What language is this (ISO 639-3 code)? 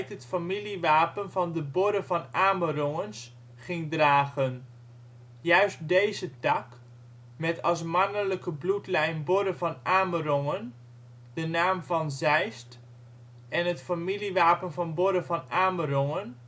nld